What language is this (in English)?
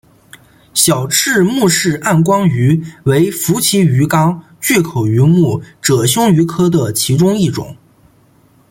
Chinese